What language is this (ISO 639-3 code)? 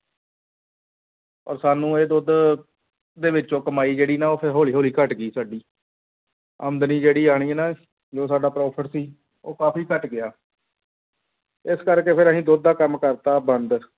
pan